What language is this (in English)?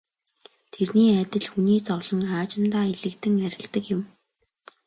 Mongolian